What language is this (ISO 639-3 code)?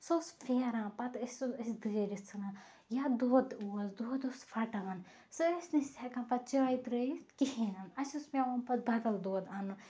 kas